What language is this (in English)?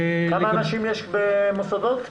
Hebrew